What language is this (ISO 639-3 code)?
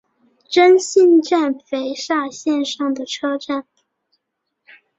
zho